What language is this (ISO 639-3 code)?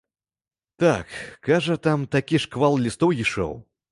bel